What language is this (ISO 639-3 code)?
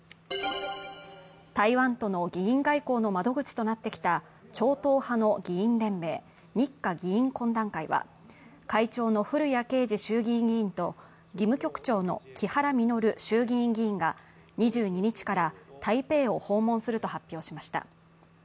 jpn